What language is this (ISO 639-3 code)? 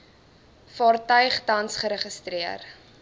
afr